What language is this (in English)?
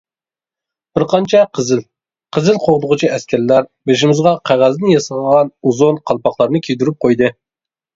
Uyghur